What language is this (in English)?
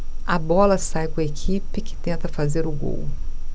Portuguese